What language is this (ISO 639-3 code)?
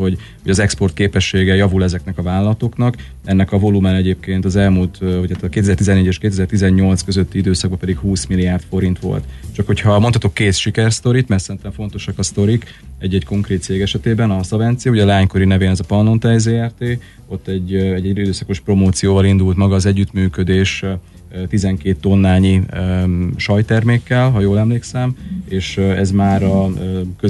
hun